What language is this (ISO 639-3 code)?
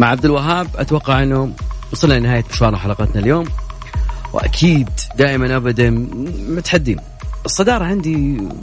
ara